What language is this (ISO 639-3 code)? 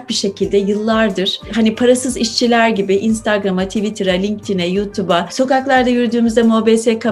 tur